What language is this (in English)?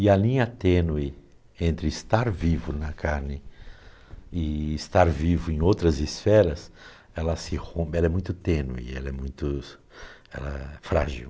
Portuguese